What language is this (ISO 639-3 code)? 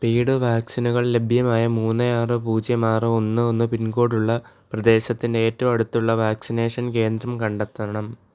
mal